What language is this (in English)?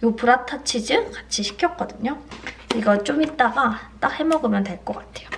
Korean